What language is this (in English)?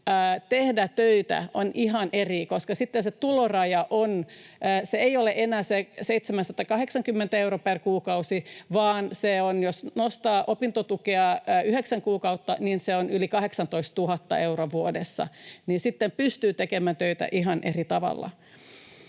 Finnish